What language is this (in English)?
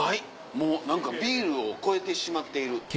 Japanese